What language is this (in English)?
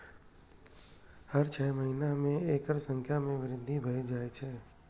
Maithili